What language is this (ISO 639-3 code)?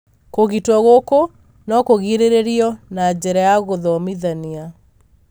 kik